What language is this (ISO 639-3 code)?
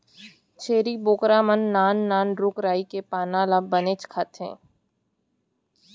hne